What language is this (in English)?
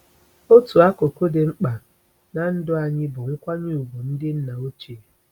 Igbo